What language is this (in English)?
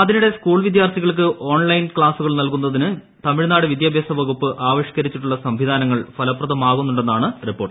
Malayalam